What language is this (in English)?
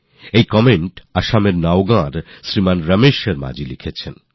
Bangla